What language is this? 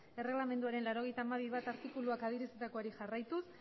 Basque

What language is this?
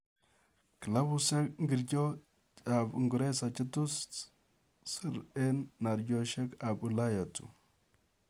Kalenjin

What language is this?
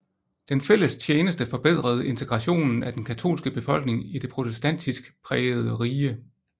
Danish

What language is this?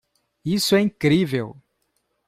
Portuguese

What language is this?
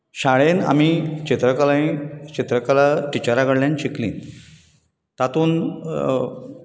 Konkani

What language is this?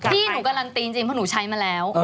Thai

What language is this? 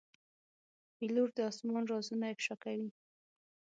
Pashto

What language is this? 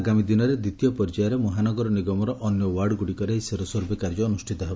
Odia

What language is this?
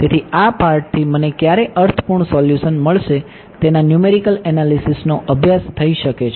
Gujarati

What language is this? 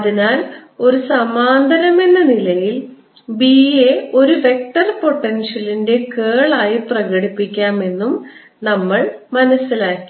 Malayalam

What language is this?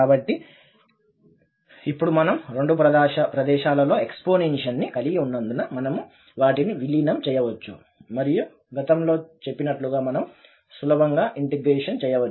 Telugu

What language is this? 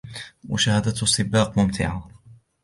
Arabic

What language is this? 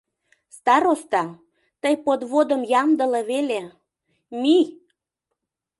Mari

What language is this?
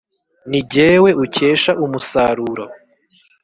Kinyarwanda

